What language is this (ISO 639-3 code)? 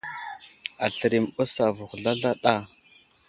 udl